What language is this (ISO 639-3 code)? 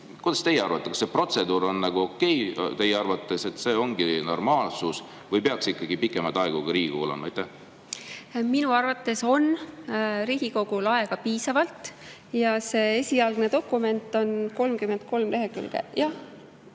est